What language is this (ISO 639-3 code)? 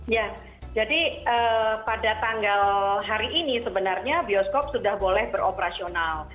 ind